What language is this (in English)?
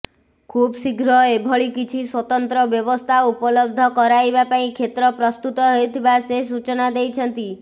Odia